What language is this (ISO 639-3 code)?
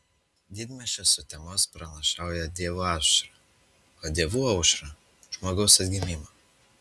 lit